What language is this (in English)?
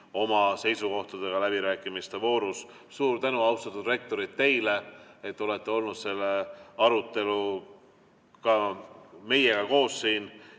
Estonian